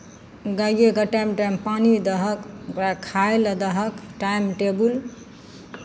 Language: Maithili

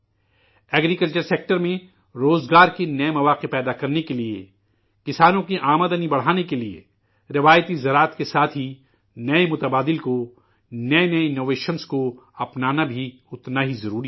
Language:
Urdu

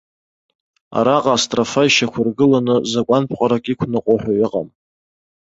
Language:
Abkhazian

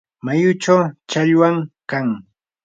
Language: Yanahuanca Pasco Quechua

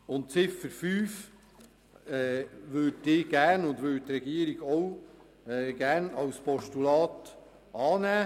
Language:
Swiss German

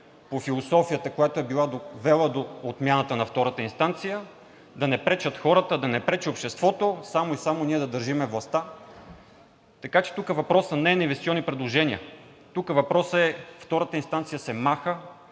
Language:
Bulgarian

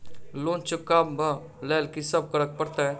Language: Maithili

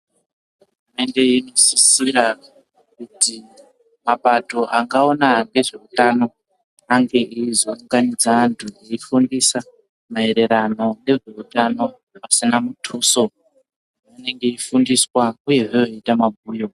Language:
Ndau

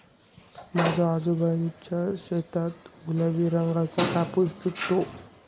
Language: Marathi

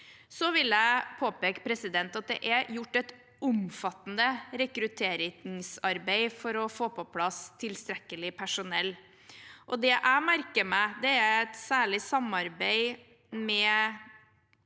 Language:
Norwegian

